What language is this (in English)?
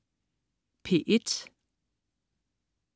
Danish